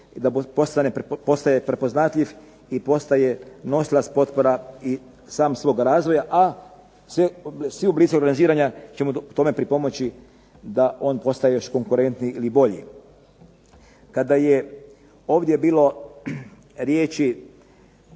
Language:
Croatian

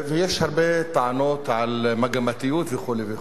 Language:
Hebrew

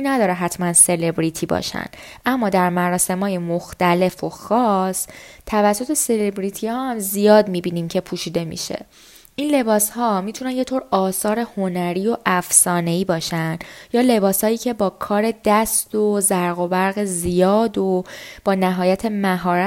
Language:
Persian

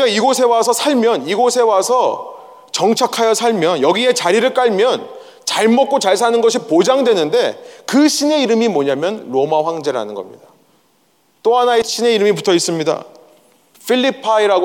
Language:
Korean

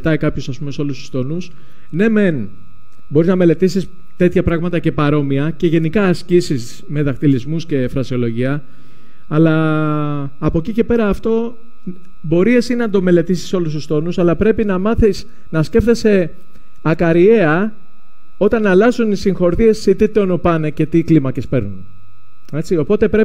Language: Greek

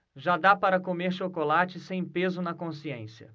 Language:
Portuguese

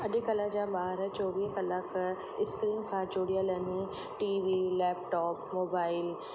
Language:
Sindhi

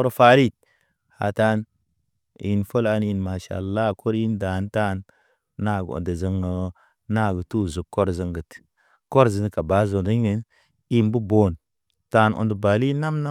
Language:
Naba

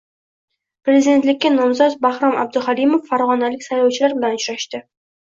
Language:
Uzbek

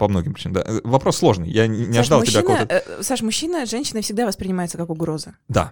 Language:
Russian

